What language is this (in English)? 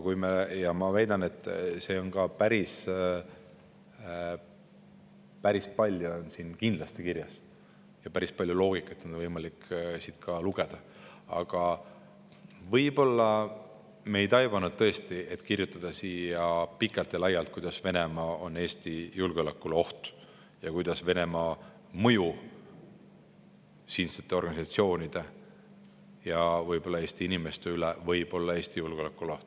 Estonian